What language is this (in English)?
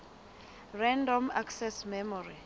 Southern Sotho